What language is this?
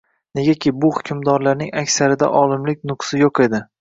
Uzbek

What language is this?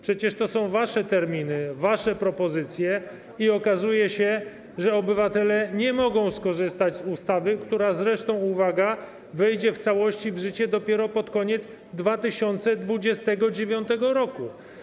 Polish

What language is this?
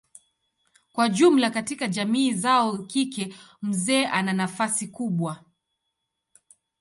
Swahili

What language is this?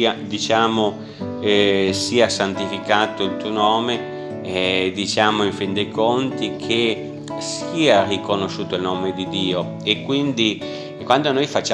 Italian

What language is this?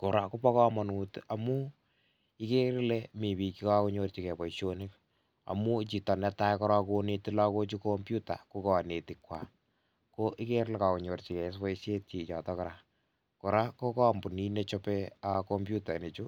Kalenjin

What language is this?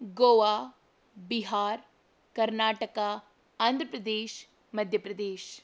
Kannada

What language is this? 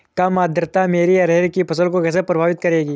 Hindi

